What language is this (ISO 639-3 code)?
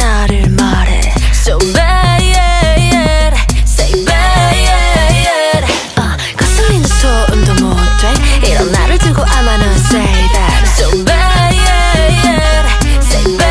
kor